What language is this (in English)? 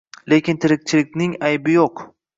Uzbek